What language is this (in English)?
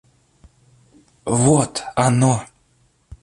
Russian